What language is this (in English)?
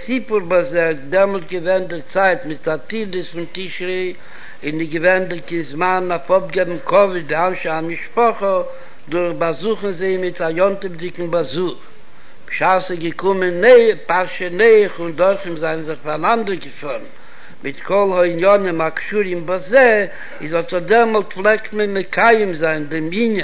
Hebrew